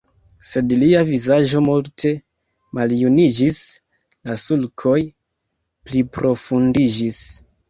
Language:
Esperanto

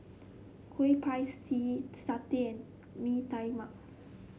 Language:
English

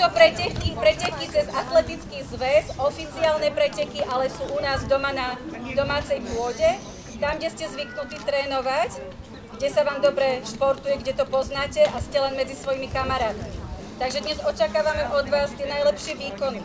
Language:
Slovak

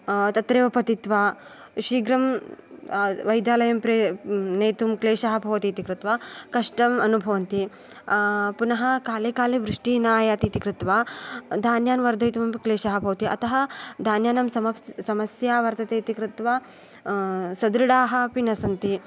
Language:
Sanskrit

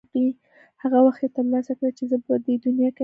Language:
Pashto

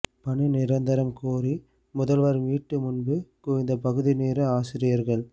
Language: Tamil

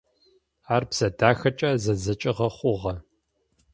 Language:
Adyghe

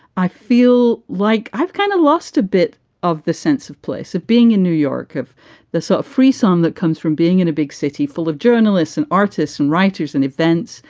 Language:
English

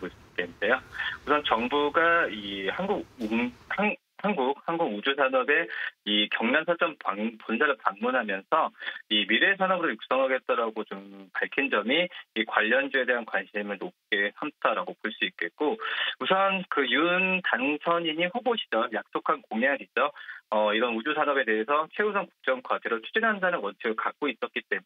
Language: Korean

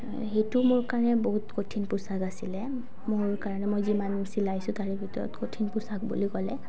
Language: Assamese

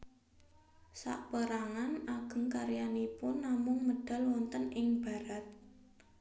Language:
Javanese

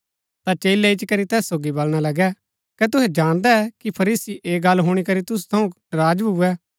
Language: Gaddi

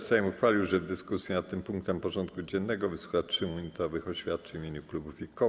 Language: Polish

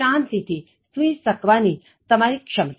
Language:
Gujarati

